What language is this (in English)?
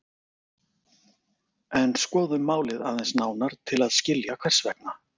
Icelandic